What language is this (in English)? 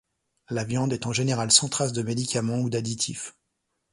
French